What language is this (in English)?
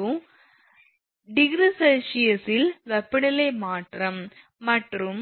Tamil